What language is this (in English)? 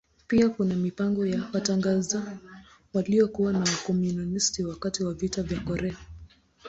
Swahili